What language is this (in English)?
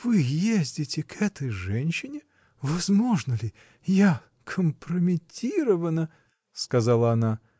Russian